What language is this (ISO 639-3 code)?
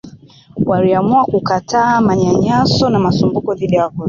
swa